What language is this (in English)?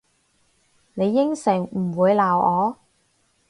Cantonese